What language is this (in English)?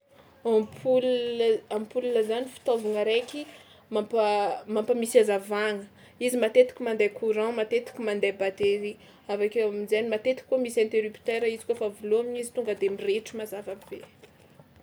Tsimihety Malagasy